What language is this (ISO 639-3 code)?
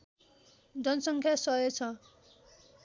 nep